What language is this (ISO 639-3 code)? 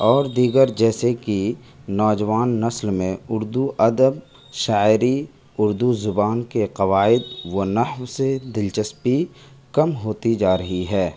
urd